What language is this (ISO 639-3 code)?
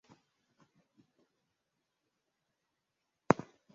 swa